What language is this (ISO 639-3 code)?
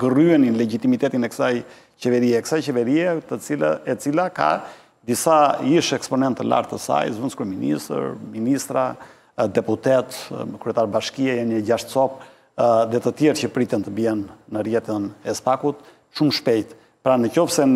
ron